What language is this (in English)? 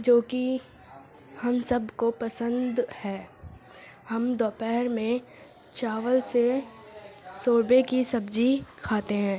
Urdu